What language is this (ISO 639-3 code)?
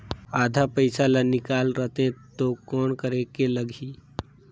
hne